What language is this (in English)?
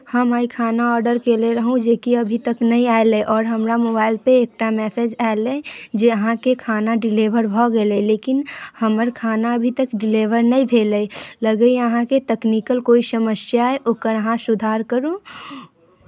Maithili